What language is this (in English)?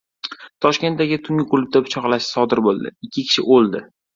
Uzbek